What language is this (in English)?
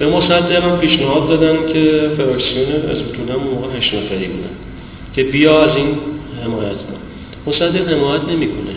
Persian